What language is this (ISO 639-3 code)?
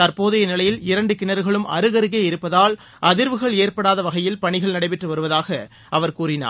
tam